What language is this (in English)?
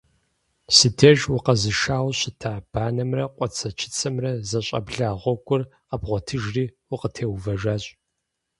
Kabardian